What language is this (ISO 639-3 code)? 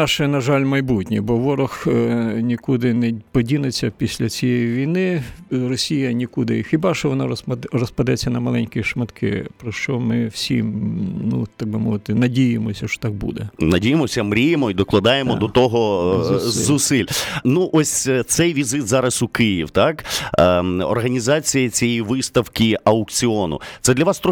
ukr